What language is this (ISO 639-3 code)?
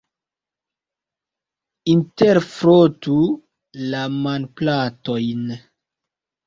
epo